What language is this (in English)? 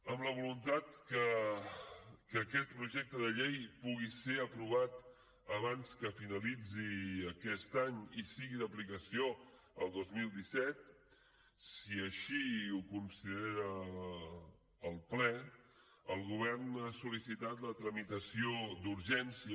Catalan